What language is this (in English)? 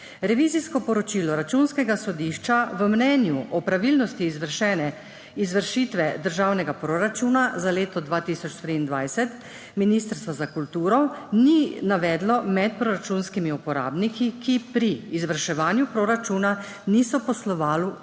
Slovenian